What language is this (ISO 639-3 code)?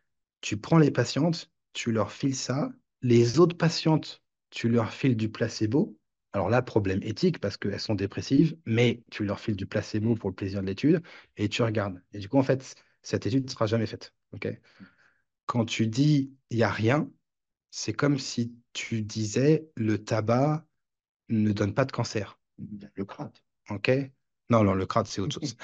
fra